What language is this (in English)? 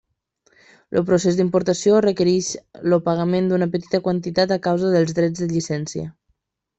Catalan